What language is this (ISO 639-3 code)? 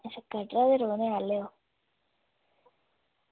doi